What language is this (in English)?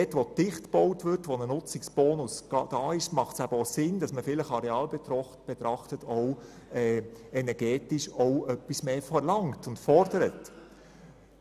Swiss German